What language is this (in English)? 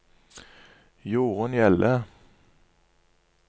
Norwegian